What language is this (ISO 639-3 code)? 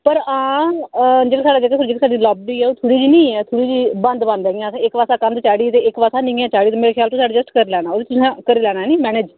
doi